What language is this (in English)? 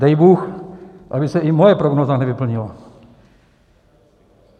Czech